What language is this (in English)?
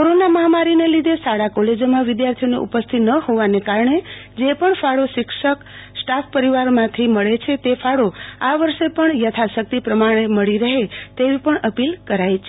Gujarati